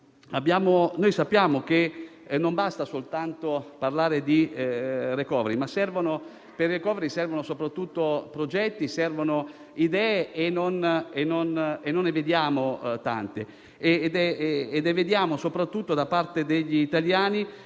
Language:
Italian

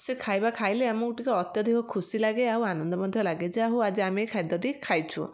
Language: Odia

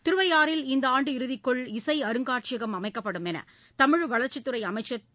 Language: Tamil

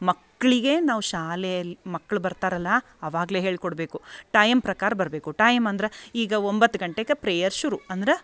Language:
Kannada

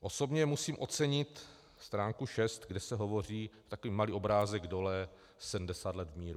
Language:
Czech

